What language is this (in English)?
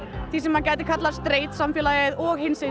Icelandic